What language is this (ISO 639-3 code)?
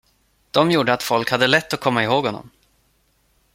swe